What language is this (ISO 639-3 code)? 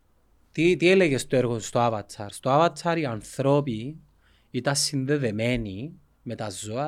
ell